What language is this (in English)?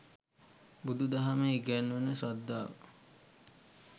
Sinhala